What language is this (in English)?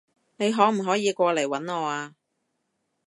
Cantonese